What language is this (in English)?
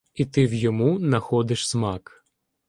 Ukrainian